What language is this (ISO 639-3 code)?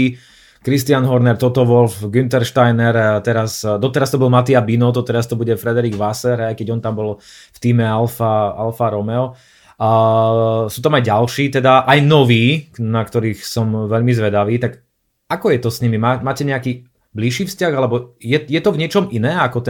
slk